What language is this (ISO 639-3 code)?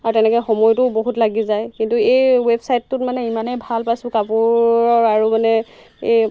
asm